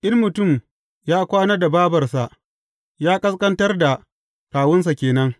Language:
Hausa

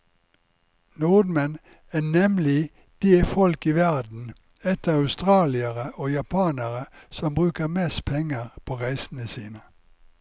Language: Norwegian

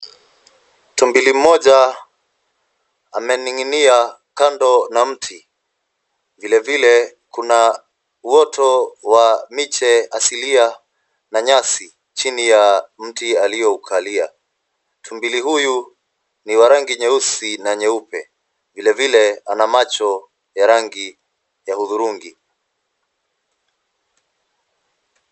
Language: Swahili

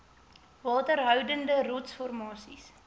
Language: Afrikaans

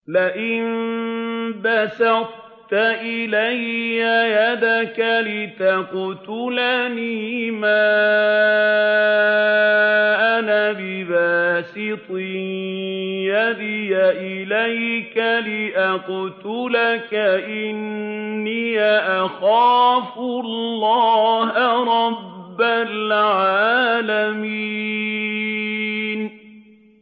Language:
Arabic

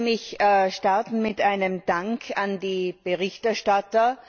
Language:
German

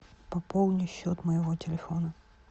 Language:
Russian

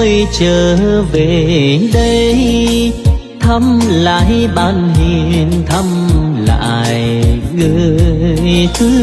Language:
Vietnamese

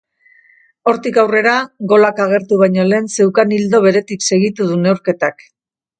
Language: Basque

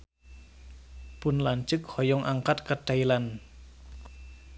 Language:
Sundanese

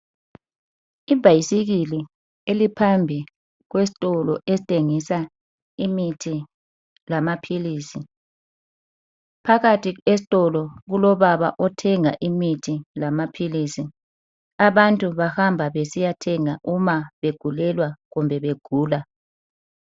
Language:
North Ndebele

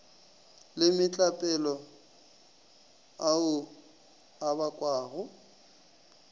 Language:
Northern Sotho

